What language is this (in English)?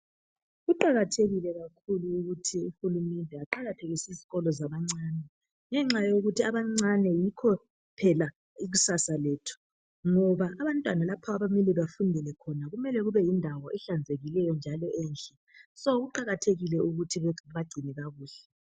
North Ndebele